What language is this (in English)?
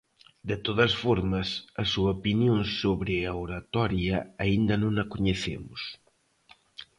Galician